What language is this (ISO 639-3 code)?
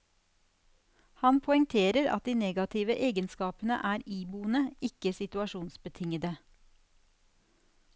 nor